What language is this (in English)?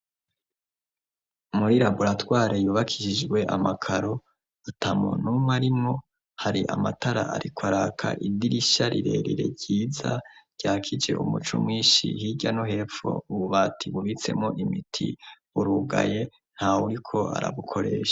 Rundi